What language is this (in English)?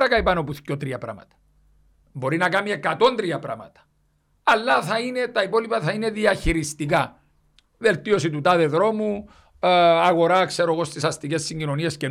Greek